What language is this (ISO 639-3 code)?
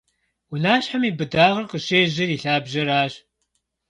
kbd